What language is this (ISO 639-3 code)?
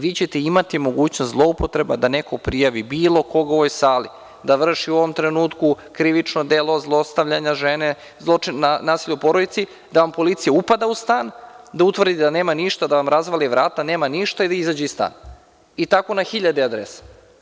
srp